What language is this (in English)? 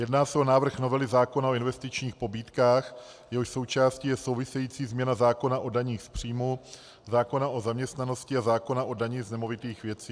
Czech